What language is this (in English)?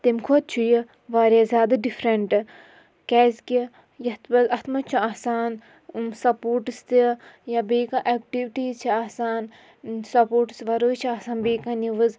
Kashmiri